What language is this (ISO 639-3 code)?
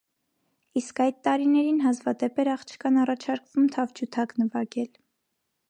hye